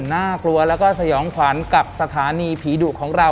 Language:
Thai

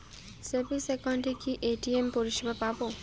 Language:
Bangla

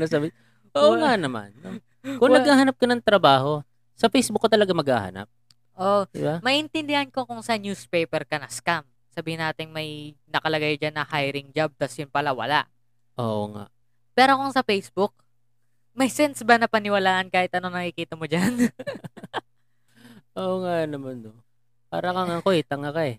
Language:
Filipino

